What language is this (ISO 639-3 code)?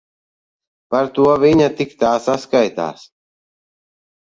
lav